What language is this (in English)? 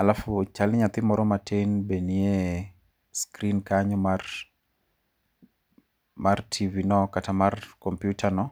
Luo (Kenya and Tanzania)